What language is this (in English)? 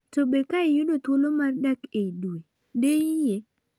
Luo (Kenya and Tanzania)